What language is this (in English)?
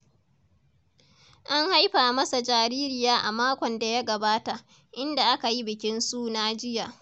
Hausa